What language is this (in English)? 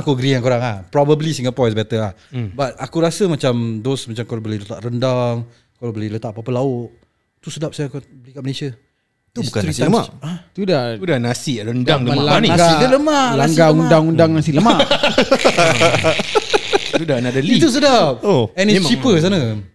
Malay